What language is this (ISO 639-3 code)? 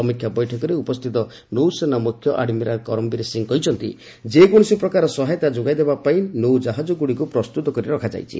ori